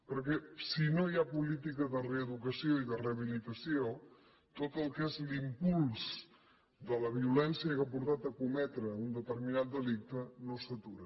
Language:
Catalan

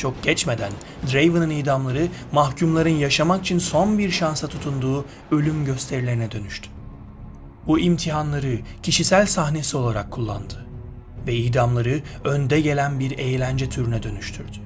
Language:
Turkish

